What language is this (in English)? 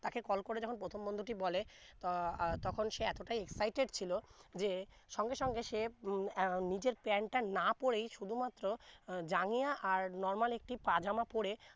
Bangla